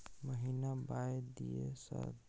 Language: Maithili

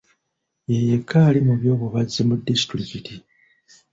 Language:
Ganda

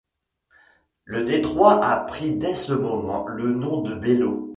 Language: French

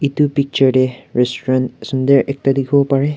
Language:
Naga Pidgin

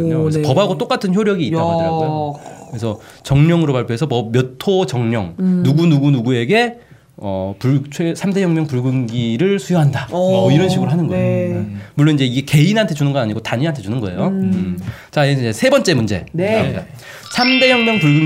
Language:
Korean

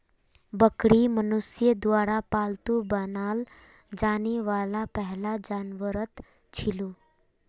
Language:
Magahi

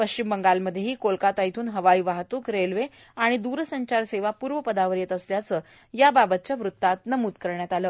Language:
Marathi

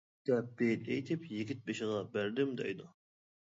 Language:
Uyghur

